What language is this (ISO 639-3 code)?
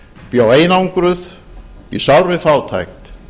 isl